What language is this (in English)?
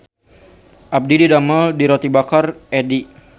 Sundanese